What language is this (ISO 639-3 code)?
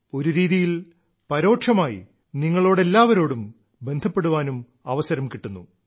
mal